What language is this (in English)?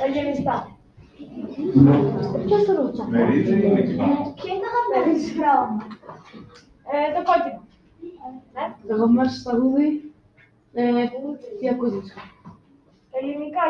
Greek